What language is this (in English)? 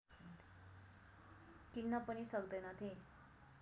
Nepali